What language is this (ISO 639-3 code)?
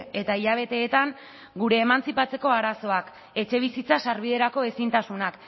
eus